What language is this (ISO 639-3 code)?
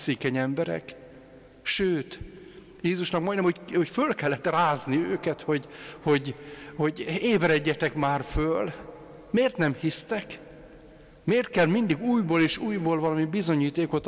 hun